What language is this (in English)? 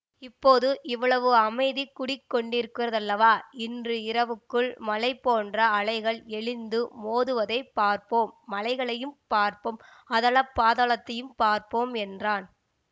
Tamil